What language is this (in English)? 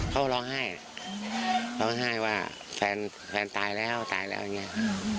Thai